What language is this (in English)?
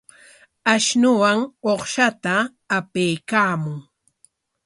Corongo Ancash Quechua